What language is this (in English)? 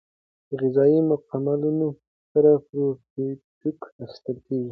Pashto